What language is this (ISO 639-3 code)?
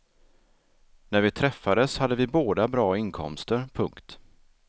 swe